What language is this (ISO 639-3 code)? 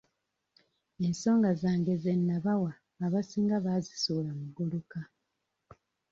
lug